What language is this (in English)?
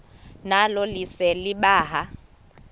Xhosa